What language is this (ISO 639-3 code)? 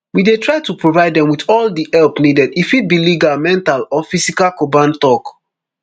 pcm